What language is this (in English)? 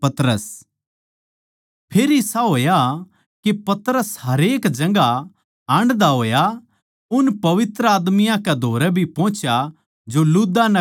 Haryanvi